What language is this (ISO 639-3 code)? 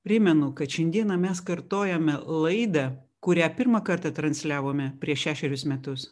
lit